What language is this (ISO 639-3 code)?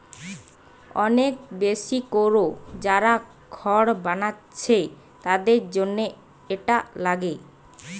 ben